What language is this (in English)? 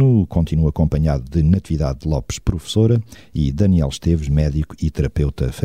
Portuguese